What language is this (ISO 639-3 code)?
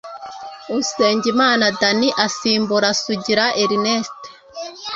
kin